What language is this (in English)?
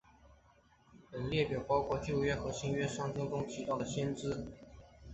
Chinese